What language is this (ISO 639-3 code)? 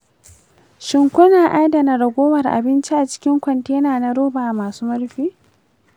hau